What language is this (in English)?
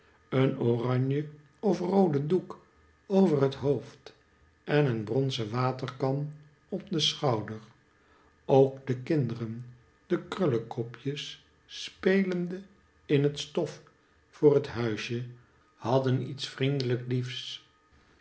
Dutch